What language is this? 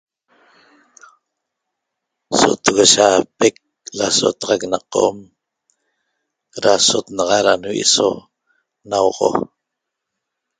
Toba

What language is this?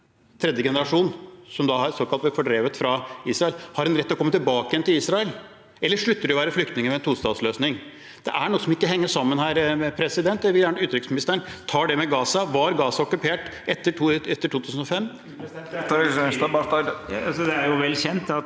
Norwegian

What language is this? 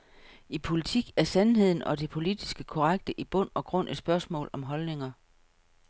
Danish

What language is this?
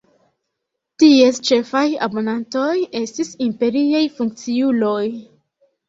Esperanto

